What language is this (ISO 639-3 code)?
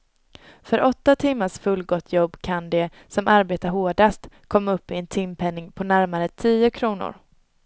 swe